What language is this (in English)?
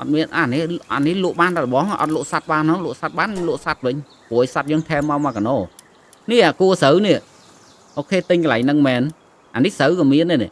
Vietnamese